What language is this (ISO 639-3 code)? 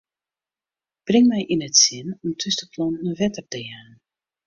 fry